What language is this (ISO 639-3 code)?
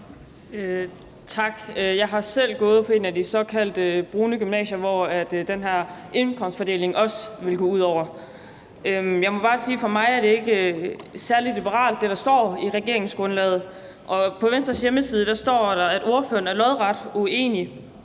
dan